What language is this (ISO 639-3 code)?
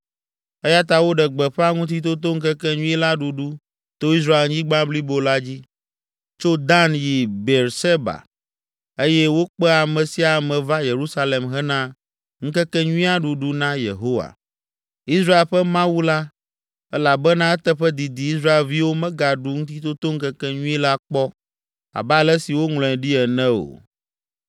ewe